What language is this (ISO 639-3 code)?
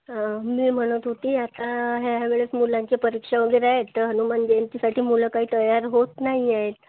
mar